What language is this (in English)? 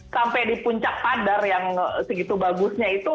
Indonesian